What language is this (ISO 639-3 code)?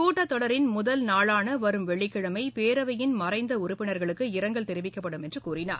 tam